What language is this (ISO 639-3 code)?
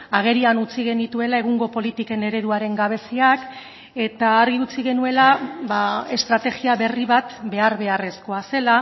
eus